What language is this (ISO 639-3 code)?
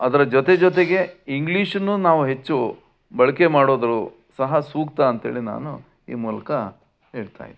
kan